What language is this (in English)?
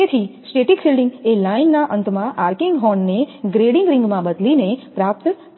Gujarati